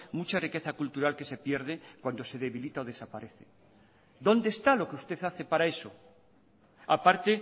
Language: Spanish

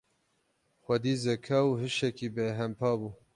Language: Kurdish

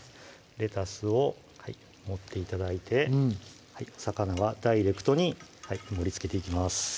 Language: Japanese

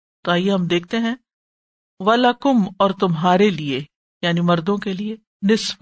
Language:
Urdu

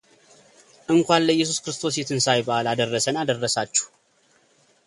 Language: Amharic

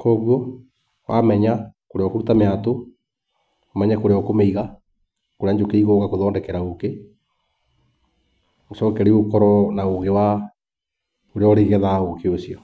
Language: Kikuyu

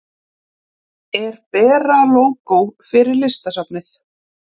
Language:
Icelandic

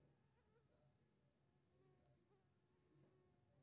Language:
Maithili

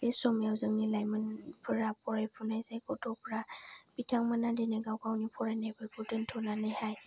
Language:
Bodo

